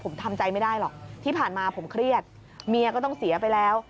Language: Thai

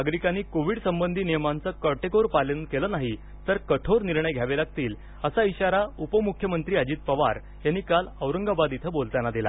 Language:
Marathi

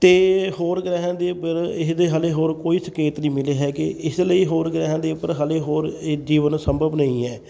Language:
Punjabi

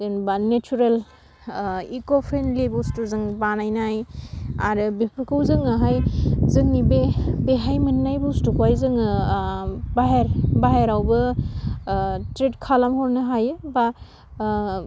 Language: Bodo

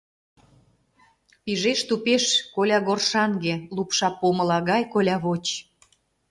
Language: Mari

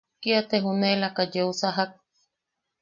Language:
Yaqui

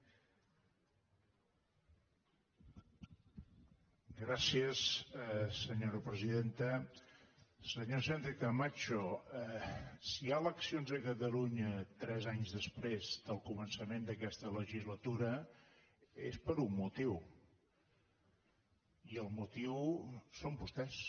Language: Catalan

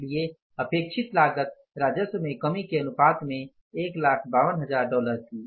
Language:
Hindi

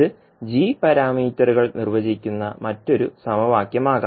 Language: Malayalam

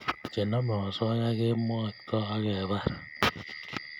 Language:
Kalenjin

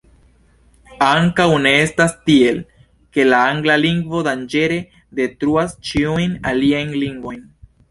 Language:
Esperanto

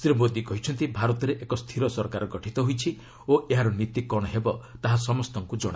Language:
Odia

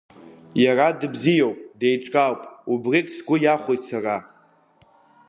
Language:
Abkhazian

